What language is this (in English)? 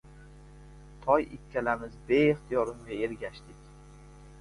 Uzbek